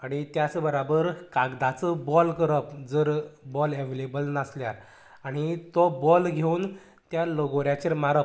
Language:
Konkani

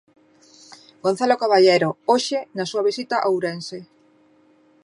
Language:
Galician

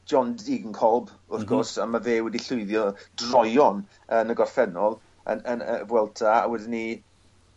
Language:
Welsh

